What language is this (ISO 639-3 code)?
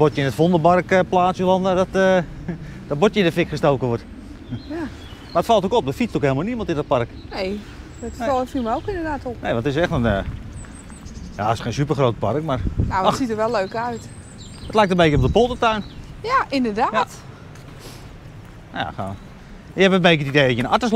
nld